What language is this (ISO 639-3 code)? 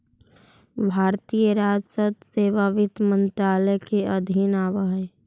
mag